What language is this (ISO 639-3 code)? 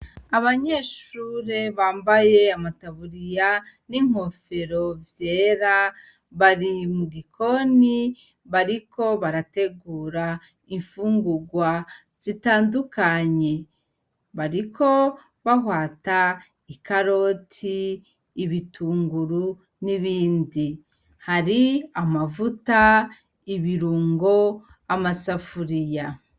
run